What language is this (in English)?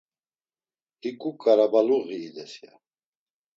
Laz